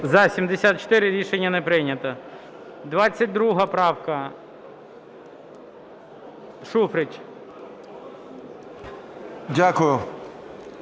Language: Ukrainian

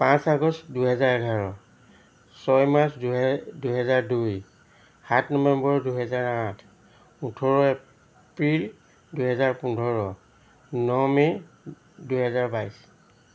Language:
Assamese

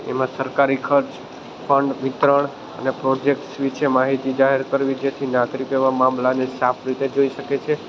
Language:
Gujarati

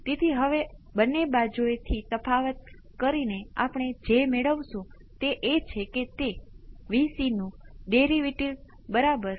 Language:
Gujarati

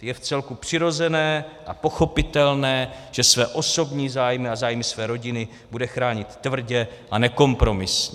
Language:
Czech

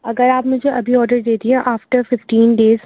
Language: Urdu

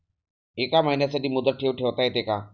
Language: Marathi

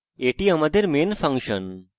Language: Bangla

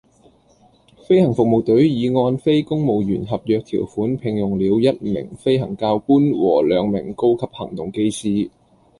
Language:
Cantonese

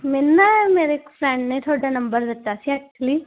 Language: Punjabi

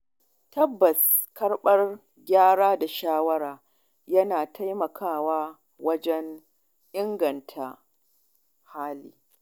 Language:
Hausa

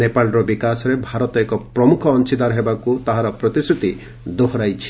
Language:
Odia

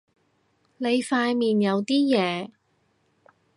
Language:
Cantonese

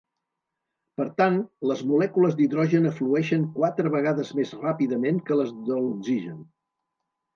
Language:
Catalan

